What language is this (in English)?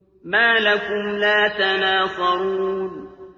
Arabic